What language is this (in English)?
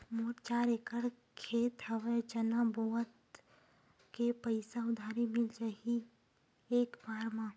Chhattisgarhi